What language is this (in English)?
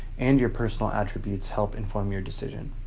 English